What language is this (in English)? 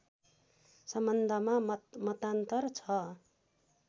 Nepali